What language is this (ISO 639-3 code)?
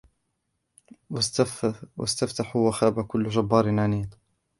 ara